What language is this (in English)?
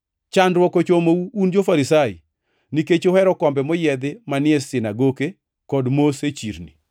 Luo (Kenya and Tanzania)